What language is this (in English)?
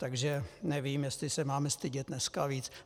Czech